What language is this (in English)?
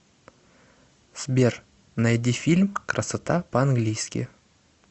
Russian